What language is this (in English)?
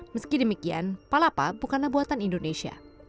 Indonesian